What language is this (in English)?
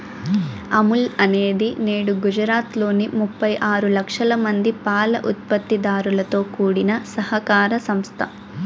Telugu